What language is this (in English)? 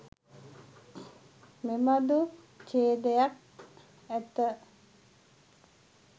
Sinhala